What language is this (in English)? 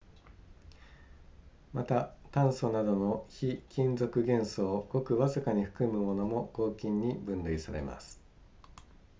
Japanese